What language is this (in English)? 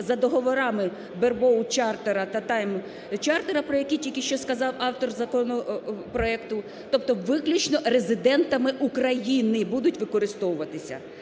Ukrainian